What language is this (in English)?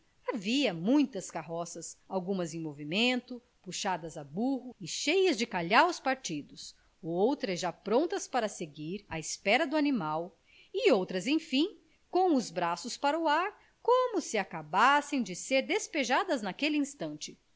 Portuguese